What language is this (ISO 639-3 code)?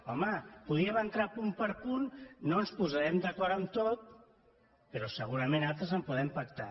cat